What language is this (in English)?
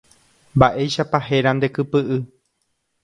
Guarani